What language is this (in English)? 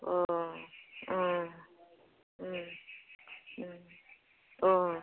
Bodo